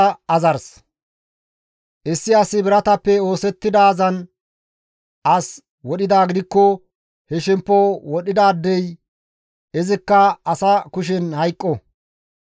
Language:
Gamo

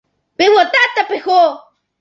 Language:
Guarani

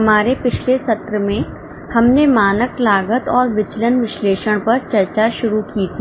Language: Hindi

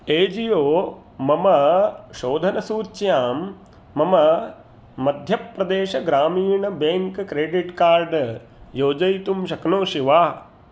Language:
Sanskrit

